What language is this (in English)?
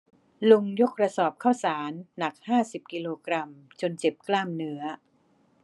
Thai